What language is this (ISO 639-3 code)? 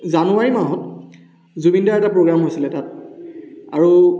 asm